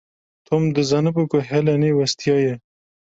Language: Kurdish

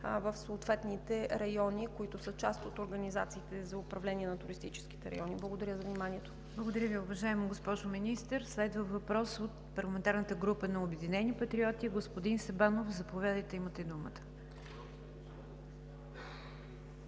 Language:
Bulgarian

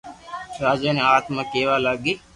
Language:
Loarki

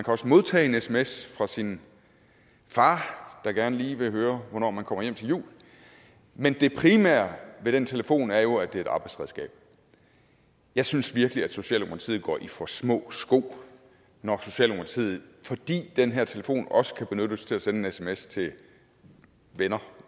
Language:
Danish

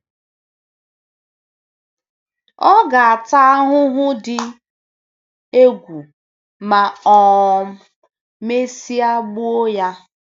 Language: Igbo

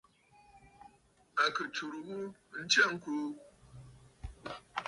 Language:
Bafut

